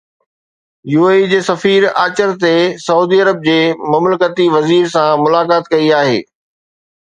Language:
Sindhi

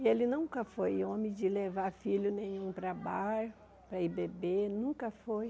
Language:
Portuguese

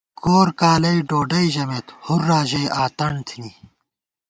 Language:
Gawar-Bati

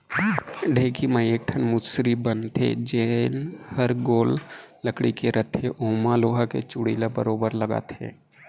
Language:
Chhattisgarhi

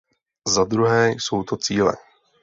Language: Czech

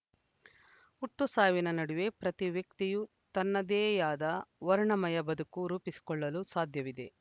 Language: Kannada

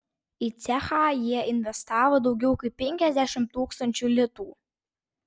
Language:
Lithuanian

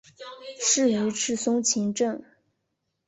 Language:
Chinese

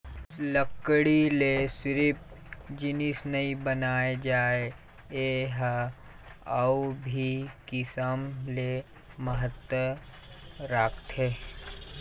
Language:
Chhattisgarhi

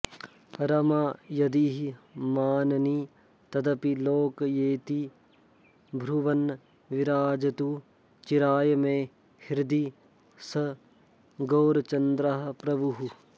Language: Sanskrit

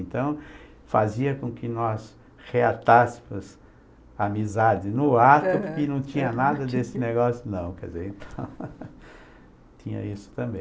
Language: Portuguese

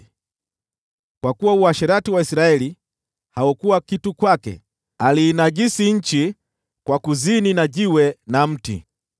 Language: Swahili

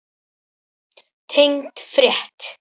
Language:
Icelandic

